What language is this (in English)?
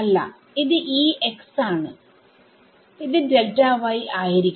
Malayalam